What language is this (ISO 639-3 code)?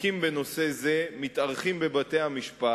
heb